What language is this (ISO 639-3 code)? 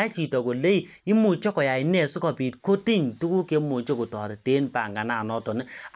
kln